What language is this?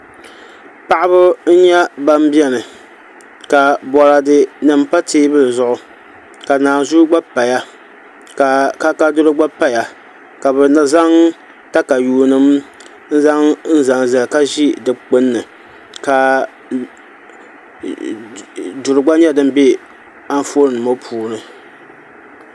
Dagbani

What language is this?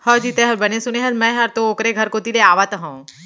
Chhattisgarhi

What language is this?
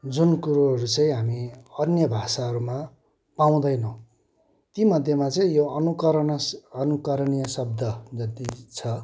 Nepali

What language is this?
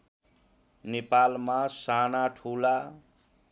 Nepali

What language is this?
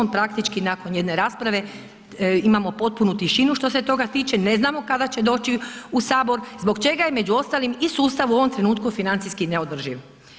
Croatian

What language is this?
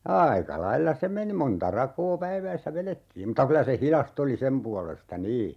Finnish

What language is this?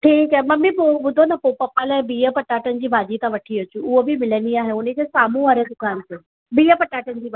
Sindhi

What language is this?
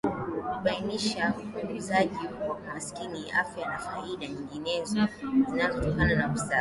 Swahili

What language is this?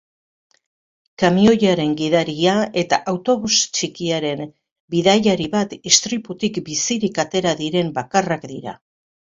Basque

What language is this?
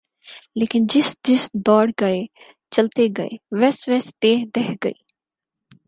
Urdu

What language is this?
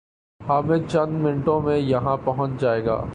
Urdu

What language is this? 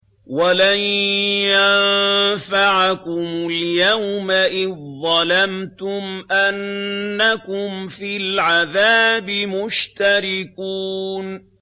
Arabic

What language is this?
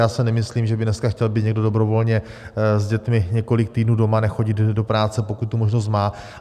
Czech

